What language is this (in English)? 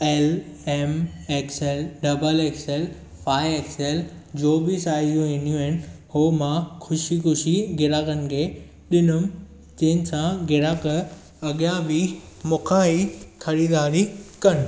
Sindhi